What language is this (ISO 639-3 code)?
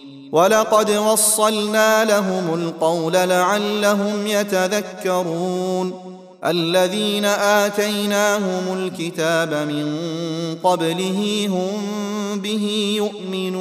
ara